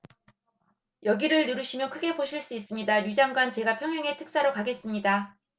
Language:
Korean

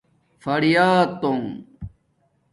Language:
Domaaki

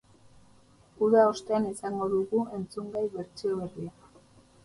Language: Basque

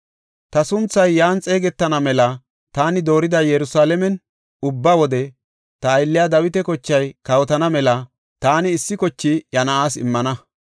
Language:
Gofa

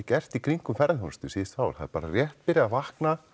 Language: Icelandic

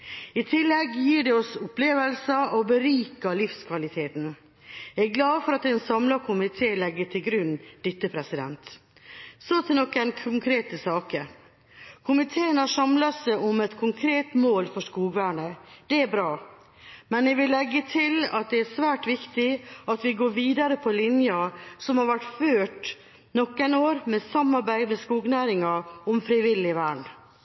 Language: Norwegian Bokmål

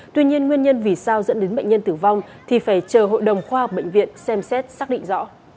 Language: Vietnamese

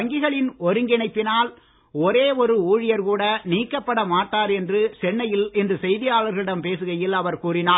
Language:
Tamil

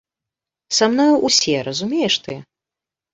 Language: Belarusian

